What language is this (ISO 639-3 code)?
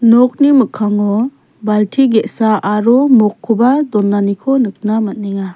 grt